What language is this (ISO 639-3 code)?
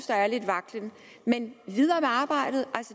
dan